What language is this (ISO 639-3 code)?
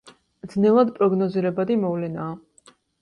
kat